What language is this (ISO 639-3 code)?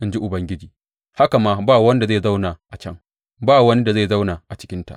hau